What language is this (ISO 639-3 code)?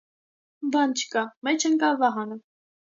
hye